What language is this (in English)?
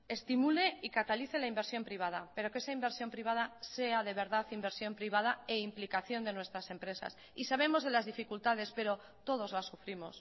Spanish